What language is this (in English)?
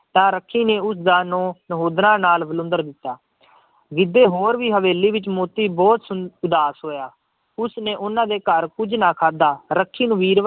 Punjabi